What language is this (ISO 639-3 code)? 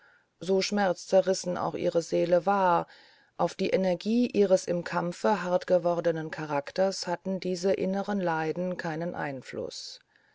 deu